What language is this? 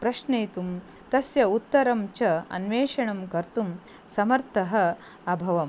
Sanskrit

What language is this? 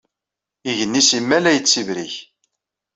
Kabyle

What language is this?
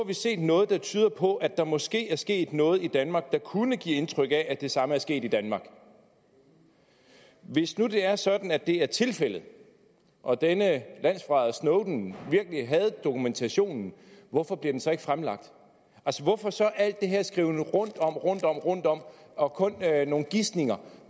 Danish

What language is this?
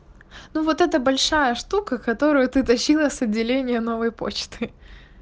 Russian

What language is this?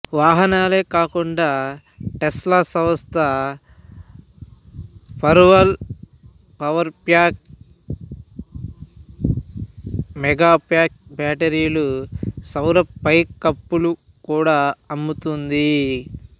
Telugu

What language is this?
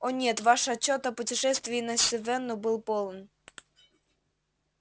Russian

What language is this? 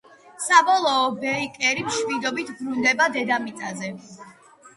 Georgian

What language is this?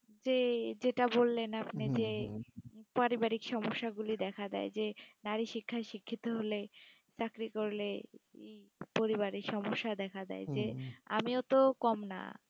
Bangla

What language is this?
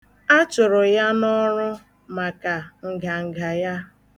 Igbo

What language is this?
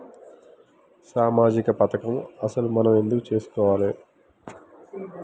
Telugu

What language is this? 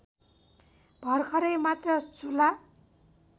Nepali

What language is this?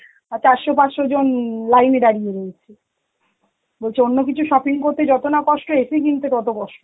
Bangla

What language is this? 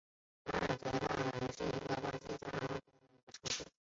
Chinese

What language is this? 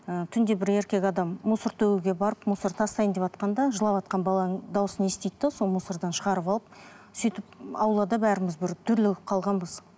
Kazakh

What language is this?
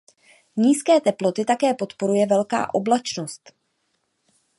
Czech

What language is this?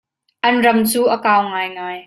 Hakha Chin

